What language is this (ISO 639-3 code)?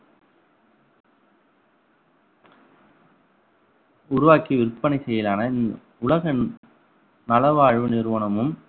tam